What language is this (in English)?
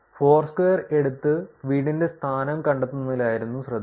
Malayalam